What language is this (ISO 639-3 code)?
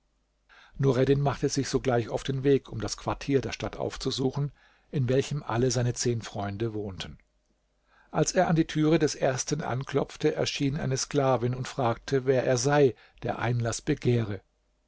deu